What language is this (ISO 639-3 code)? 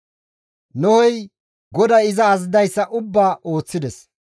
gmv